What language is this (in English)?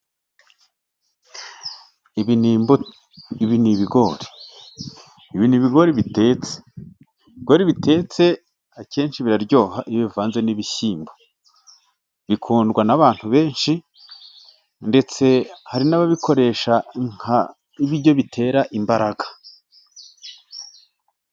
Kinyarwanda